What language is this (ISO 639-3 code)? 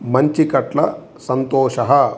san